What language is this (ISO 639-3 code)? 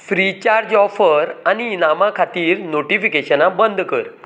kok